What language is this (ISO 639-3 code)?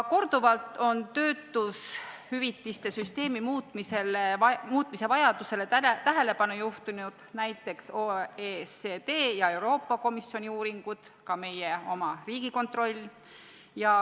est